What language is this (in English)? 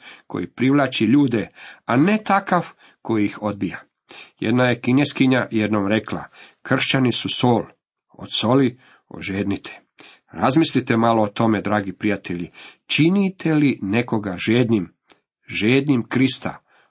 Croatian